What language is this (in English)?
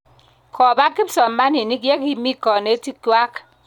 Kalenjin